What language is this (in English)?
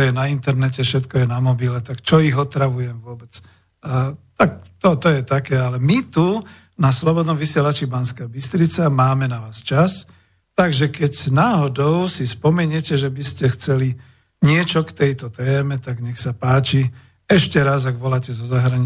Slovak